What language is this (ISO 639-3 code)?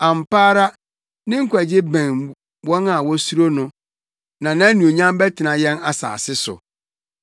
aka